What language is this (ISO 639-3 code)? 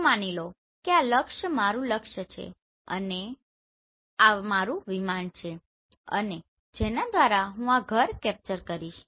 guj